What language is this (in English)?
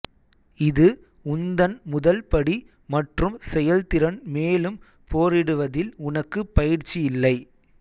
Tamil